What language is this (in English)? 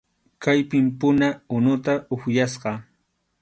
Arequipa-La Unión Quechua